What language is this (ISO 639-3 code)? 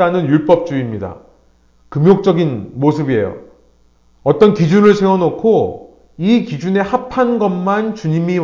kor